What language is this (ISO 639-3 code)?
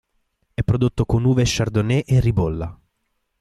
ita